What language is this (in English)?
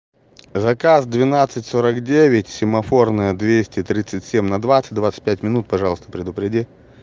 Russian